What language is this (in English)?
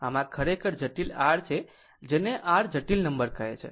Gujarati